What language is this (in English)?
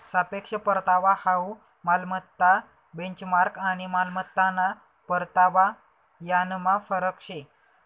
Marathi